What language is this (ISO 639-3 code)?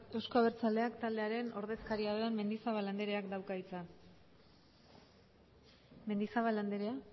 eus